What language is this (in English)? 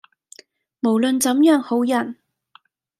Cantonese